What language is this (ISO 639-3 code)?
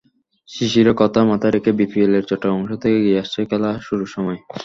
ben